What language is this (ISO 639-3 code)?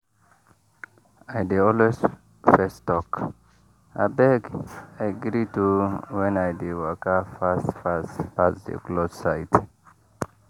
pcm